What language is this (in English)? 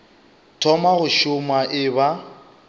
Northern Sotho